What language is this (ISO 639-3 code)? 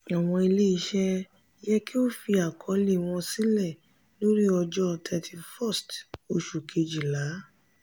yor